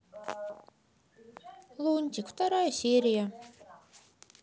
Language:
Russian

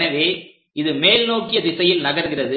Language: Tamil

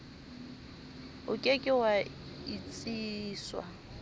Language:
Southern Sotho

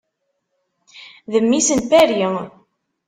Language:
Kabyle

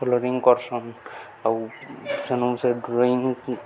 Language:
Odia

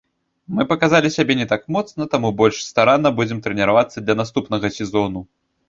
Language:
Belarusian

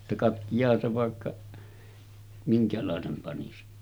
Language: Finnish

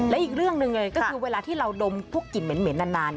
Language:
Thai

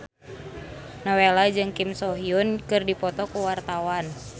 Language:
Sundanese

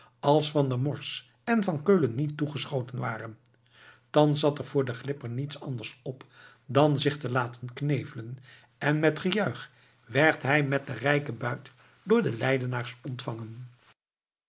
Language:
Dutch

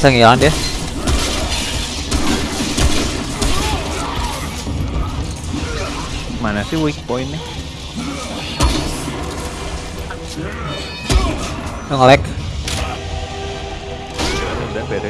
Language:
Indonesian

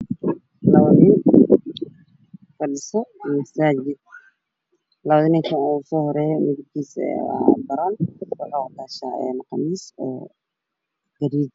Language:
Somali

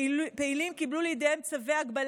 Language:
Hebrew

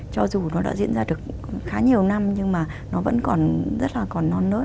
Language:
Vietnamese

